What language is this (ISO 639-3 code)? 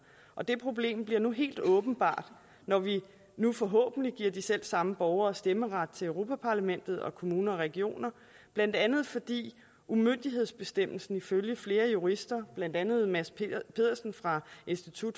dan